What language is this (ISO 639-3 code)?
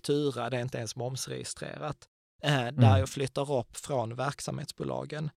swe